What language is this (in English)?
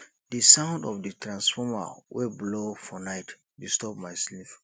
Nigerian Pidgin